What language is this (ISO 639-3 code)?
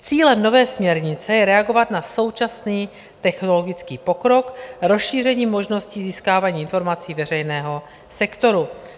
ces